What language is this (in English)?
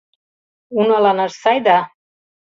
Mari